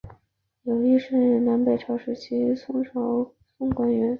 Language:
Chinese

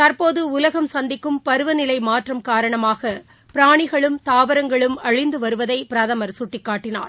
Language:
Tamil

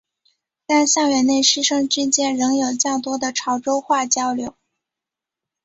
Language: Chinese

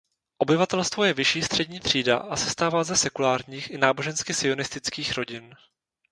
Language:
Czech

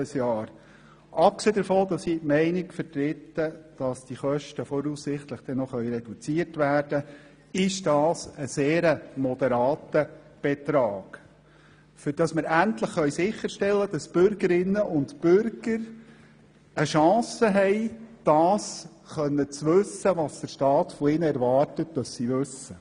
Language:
Swiss German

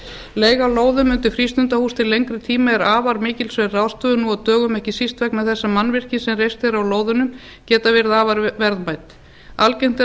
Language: Icelandic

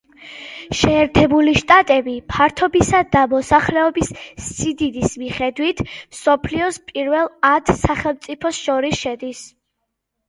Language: Georgian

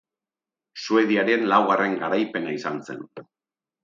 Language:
Basque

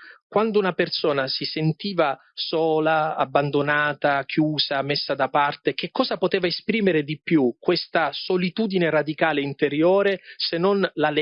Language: Italian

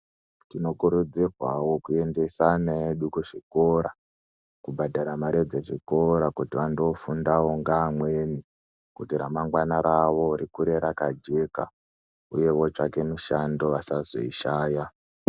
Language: Ndau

